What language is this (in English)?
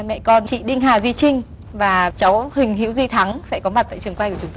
Vietnamese